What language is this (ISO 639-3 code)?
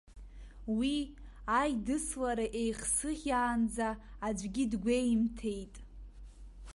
abk